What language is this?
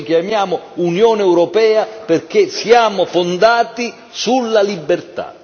Italian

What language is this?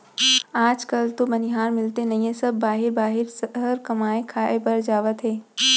Chhattisgarhi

